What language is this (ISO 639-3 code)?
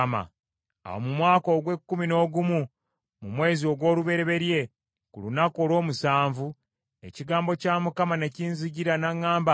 lug